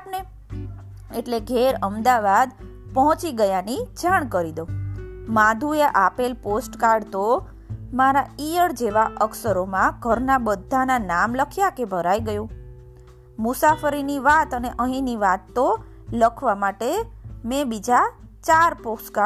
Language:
Gujarati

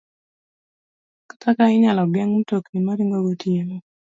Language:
Luo (Kenya and Tanzania)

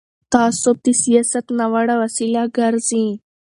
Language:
Pashto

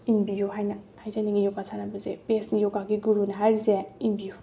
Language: Manipuri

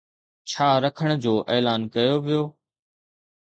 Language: Sindhi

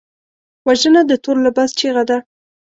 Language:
Pashto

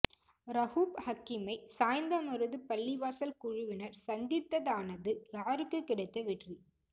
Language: Tamil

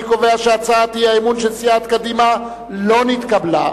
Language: Hebrew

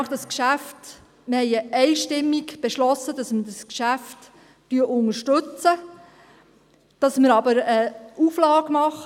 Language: Swiss German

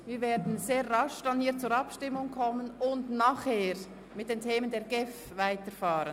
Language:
Swiss German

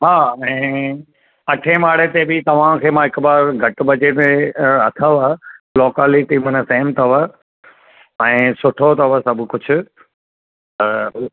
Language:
Sindhi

